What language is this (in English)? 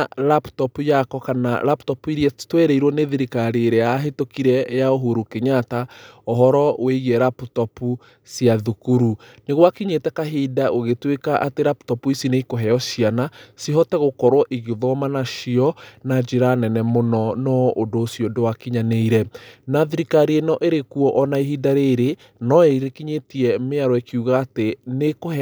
Kikuyu